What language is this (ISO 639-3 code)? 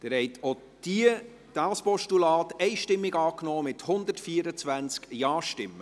gsw